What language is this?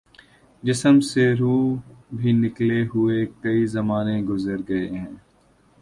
Urdu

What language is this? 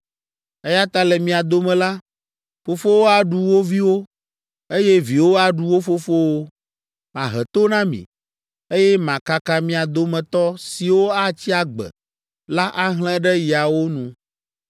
Ewe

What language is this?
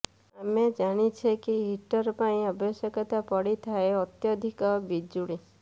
Odia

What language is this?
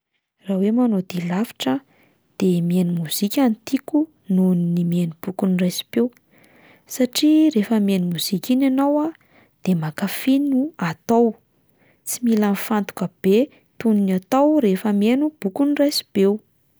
Malagasy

